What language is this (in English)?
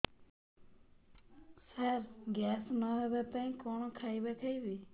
Odia